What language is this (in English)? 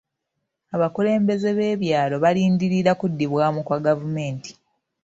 Ganda